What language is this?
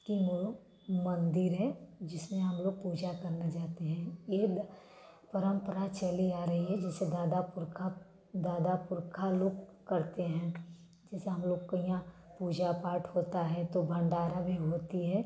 Hindi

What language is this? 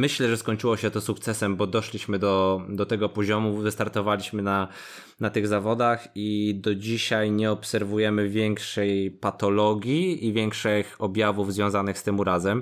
Polish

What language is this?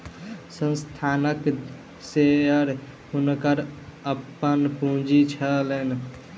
Maithili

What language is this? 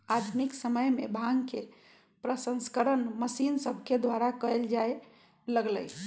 Magahi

